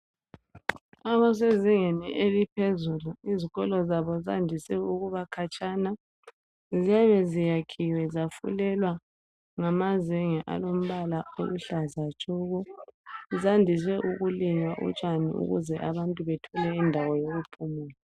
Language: North Ndebele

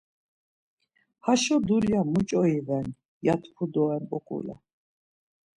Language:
Laz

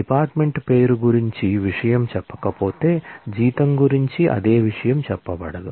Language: Telugu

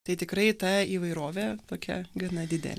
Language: Lithuanian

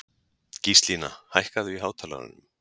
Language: Icelandic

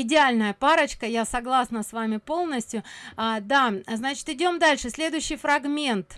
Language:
Russian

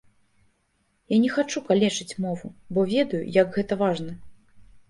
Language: Belarusian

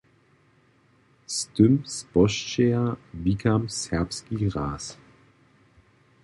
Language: Upper Sorbian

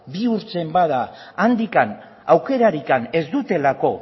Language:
Basque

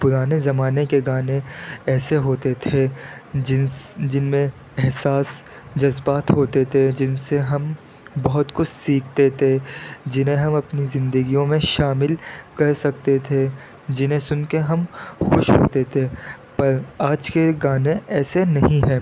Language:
Urdu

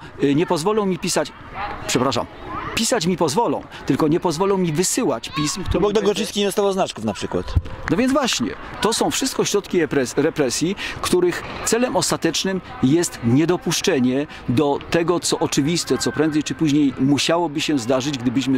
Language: Polish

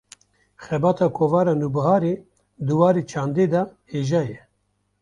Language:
Kurdish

